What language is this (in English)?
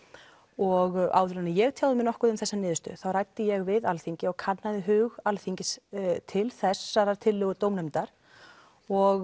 Icelandic